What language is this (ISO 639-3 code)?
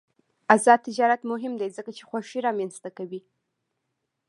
pus